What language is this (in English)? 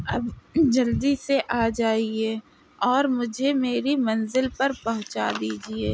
Urdu